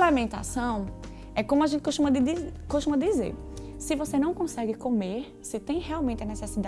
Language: Portuguese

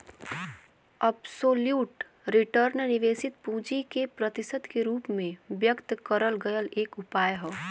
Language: Bhojpuri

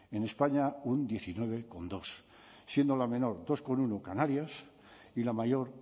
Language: Spanish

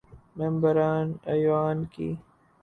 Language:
Urdu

